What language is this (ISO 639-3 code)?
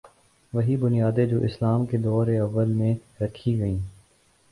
urd